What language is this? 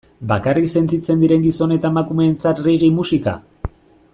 Basque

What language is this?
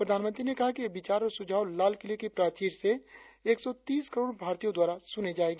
Hindi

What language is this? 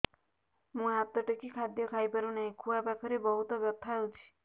Odia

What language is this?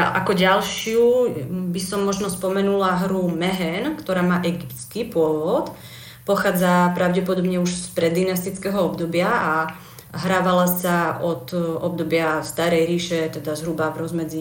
Slovak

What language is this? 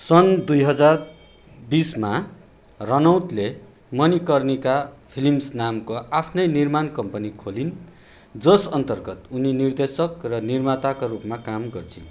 Nepali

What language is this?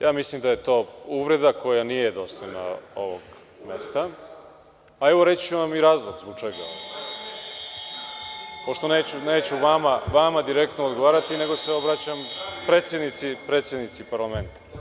Serbian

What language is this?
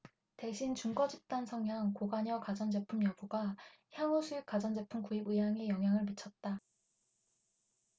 Korean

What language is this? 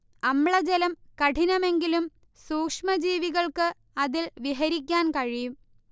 Malayalam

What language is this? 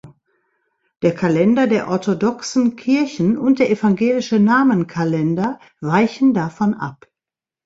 German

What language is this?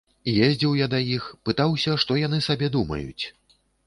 Belarusian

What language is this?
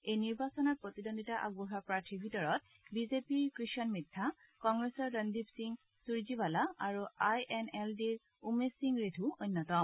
Assamese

